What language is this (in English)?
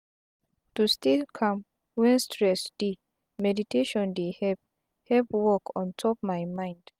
Nigerian Pidgin